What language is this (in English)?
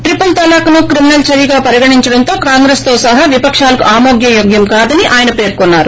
Telugu